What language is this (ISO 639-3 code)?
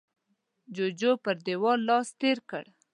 pus